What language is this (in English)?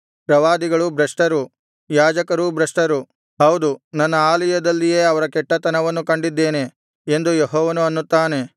Kannada